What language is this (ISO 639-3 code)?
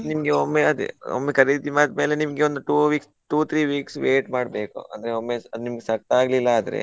kan